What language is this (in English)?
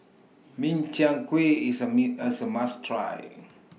English